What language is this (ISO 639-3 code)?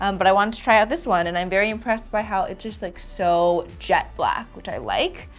eng